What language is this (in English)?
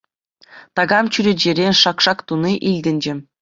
Chuvash